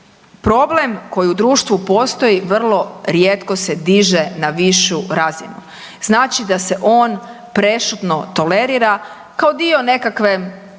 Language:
Croatian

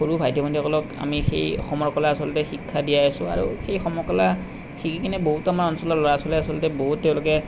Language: Assamese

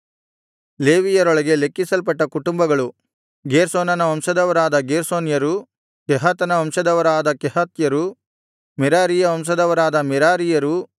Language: Kannada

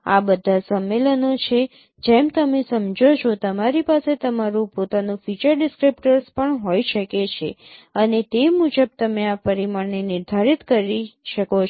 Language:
Gujarati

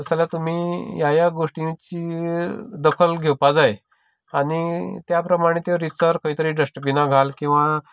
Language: Konkani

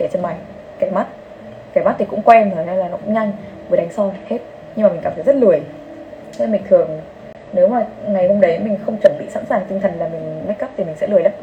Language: Vietnamese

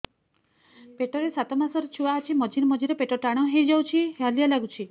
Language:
Odia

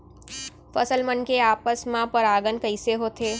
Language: Chhattisgarhi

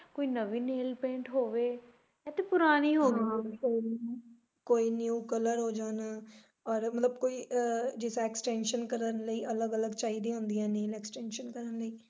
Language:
Punjabi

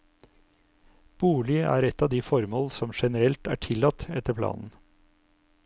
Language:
Norwegian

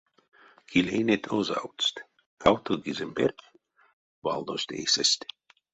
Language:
Erzya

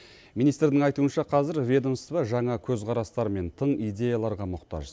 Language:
Kazakh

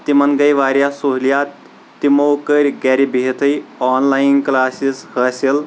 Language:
Kashmiri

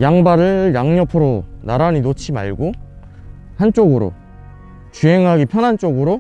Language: Korean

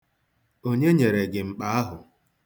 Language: Igbo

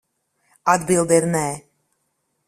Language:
Latvian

